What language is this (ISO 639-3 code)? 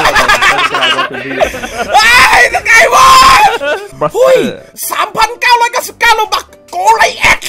tha